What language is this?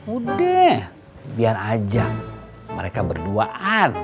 Indonesian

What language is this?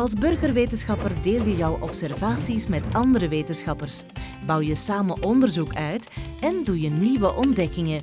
Dutch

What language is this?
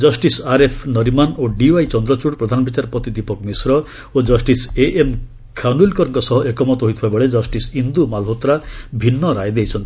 Odia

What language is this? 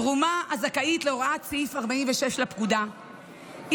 Hebrew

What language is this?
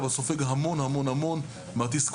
Hebrew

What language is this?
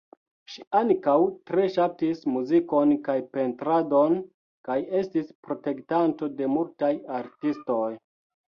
Esperanto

